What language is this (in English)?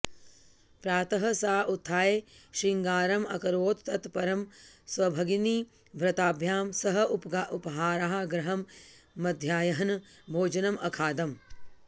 Sanskrit